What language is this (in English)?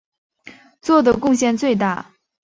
Chinese